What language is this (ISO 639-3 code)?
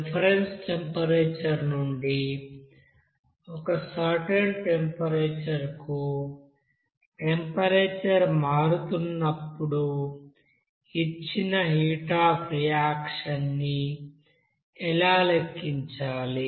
tel